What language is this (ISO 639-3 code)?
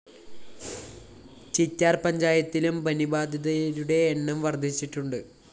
mal